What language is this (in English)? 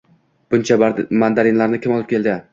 Uzbek